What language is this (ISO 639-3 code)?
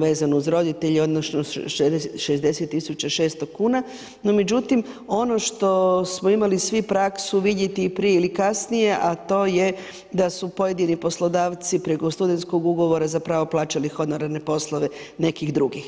hrv